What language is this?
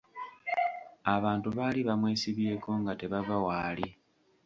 Ganda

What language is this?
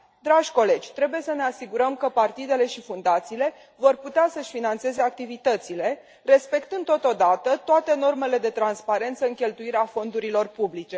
Romanian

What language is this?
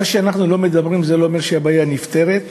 Hebrew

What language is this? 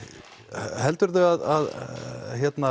Icelandic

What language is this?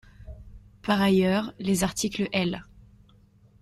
French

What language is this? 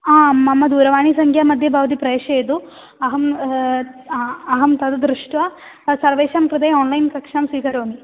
Sanskrit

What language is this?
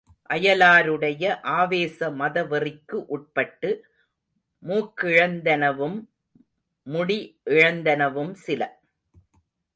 Tamil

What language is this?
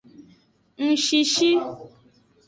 Aja (Benin)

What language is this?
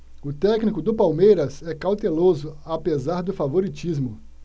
Portuguese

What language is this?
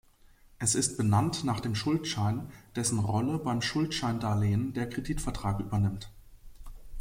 German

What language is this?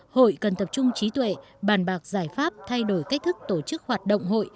Vietnamese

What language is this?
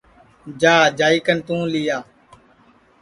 Sansi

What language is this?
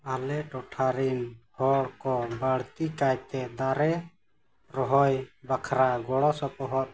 Santali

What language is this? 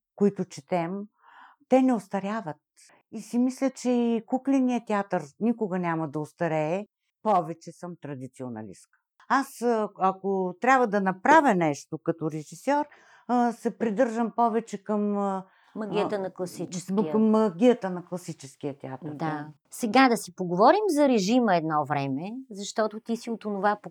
Bulgarian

